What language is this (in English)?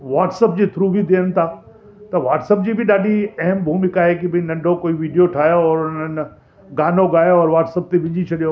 Sindhi